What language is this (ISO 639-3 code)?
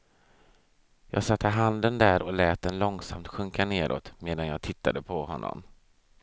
swe